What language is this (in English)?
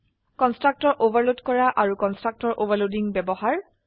Assamese